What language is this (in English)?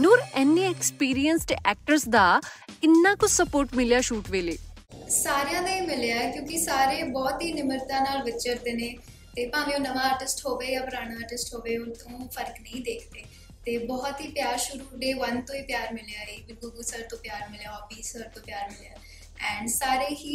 Punjabi